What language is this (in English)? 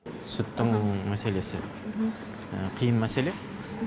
Kazakh